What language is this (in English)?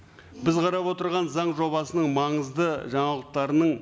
Kazakh